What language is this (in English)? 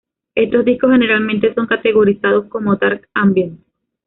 Spanish